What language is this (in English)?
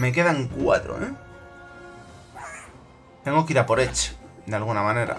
Spanish